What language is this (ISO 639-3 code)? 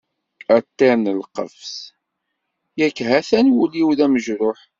kab